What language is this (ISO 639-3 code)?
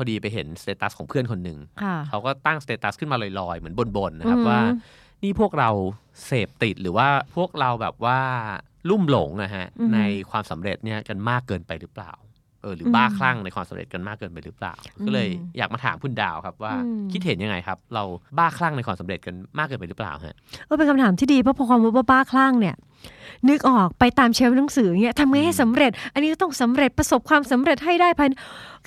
tha